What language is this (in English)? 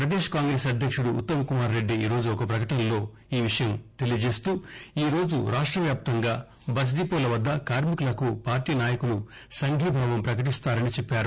Telugu